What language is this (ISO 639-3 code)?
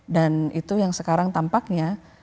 ind